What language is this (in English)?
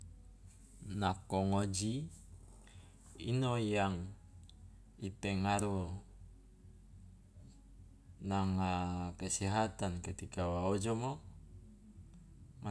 Loloda